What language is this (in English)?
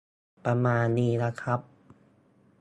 Thai